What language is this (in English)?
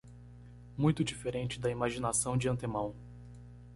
Portuguese